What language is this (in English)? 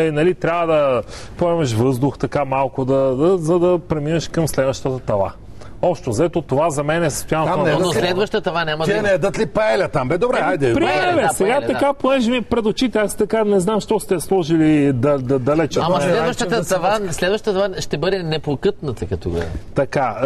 Bulgarian